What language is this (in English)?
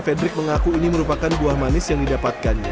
Indonesian